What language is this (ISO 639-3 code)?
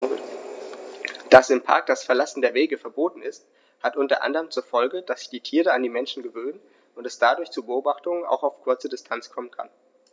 deu